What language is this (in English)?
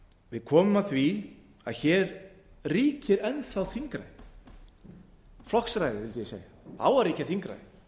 Icelandic